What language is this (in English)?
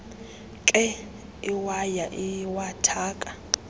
Xhosa